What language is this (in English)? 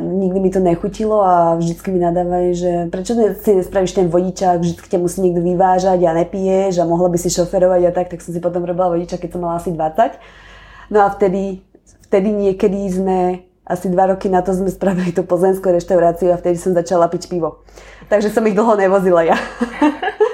Slovak